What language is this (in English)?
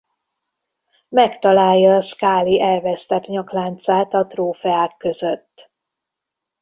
Hungarian